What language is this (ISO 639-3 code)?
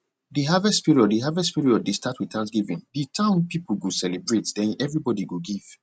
pcm